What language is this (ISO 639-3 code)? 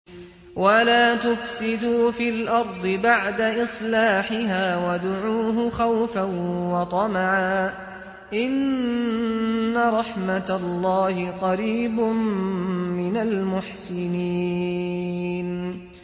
ara